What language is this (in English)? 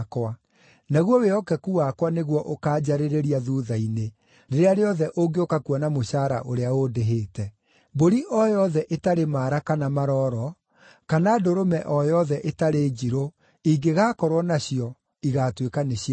Kikuyu